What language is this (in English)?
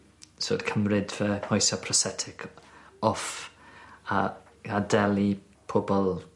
Welsh